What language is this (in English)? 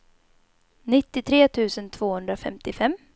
Swedish